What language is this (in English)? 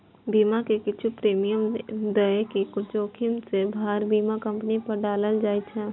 Maithili